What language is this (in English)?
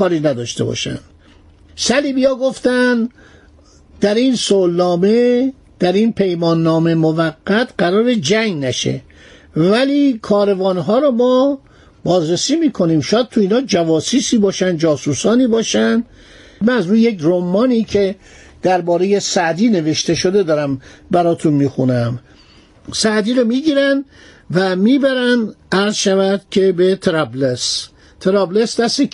Persian